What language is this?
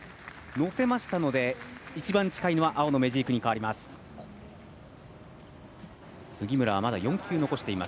Japanese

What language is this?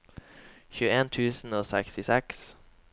Norwegian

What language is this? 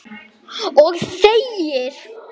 Icelandic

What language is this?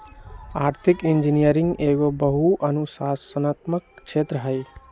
Magahi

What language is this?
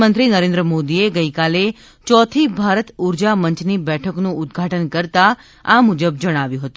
Gujarati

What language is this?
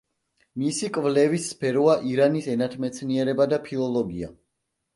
Georgian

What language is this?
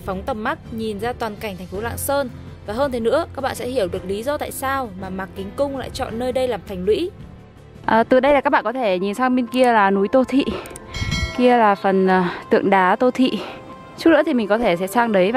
Vietnamese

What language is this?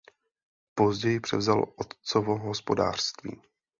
Czech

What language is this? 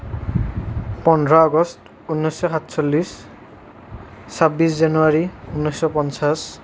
Assamese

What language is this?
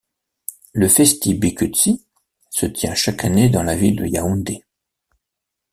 French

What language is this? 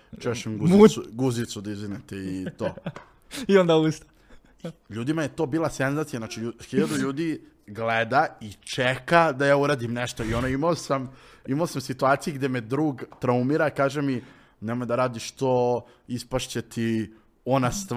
Croatian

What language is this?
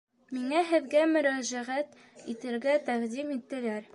Bashkir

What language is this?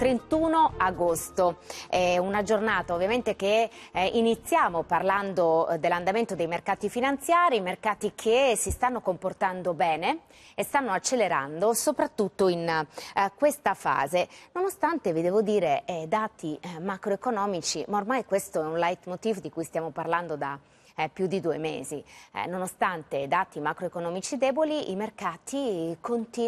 Italian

